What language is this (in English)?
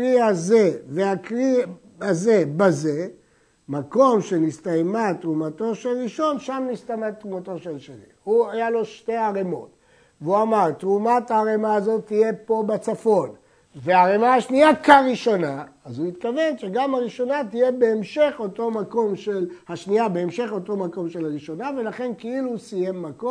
Hebrew